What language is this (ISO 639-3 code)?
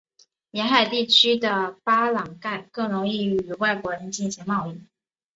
zho